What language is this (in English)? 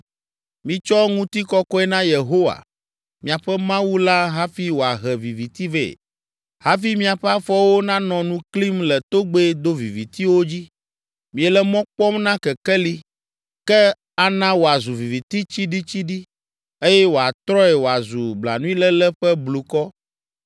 Ewe